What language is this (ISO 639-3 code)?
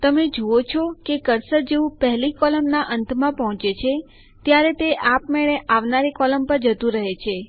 guj